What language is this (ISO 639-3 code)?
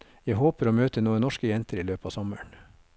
nor